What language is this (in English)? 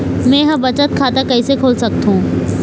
Chhattisgarhi